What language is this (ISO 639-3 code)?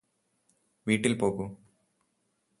mal